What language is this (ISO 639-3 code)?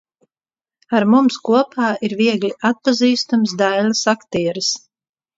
lav